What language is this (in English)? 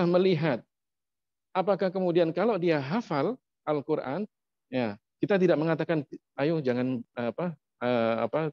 Indonesian